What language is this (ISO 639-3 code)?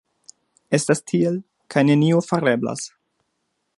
epo